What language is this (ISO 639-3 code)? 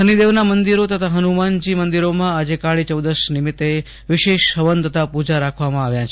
guj